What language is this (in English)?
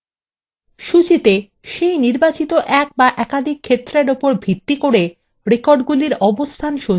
Bangla